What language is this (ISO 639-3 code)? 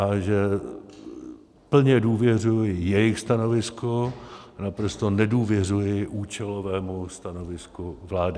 ces